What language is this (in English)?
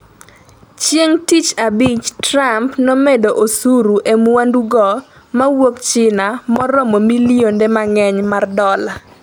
Luo (Kenya and Tanzania)